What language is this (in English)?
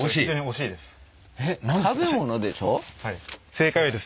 Japanese